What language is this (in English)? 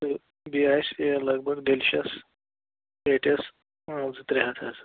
Kashmiri